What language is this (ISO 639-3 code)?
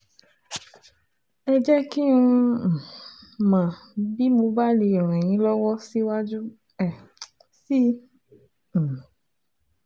yor